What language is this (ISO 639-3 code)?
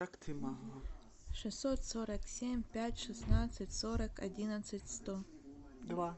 rus